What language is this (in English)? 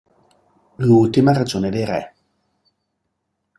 Italian